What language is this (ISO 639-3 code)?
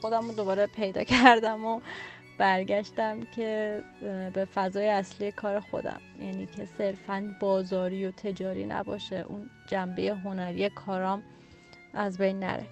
fas